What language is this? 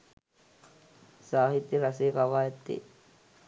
Sinhala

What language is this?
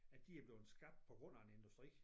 Danish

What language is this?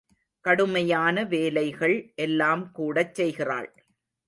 Tamil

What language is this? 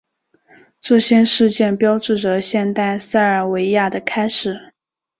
Chinese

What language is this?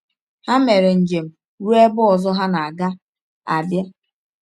Igbo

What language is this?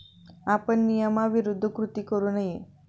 Marathi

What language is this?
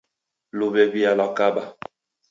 Taita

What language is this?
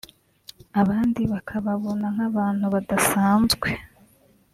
Kinyarwanda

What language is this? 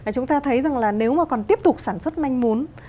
Vietnamese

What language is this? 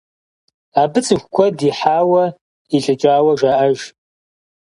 Kabardian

